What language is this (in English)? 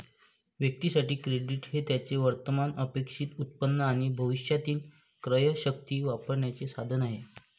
Marathi